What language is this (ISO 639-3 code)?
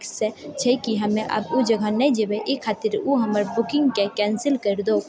mai